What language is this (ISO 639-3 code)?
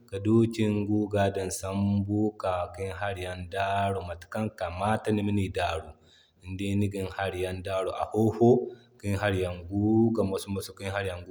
dje